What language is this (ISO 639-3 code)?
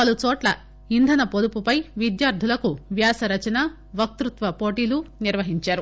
tel